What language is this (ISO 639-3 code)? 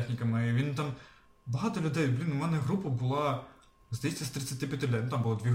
ukr